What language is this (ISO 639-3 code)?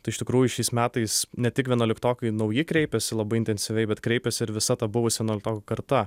lit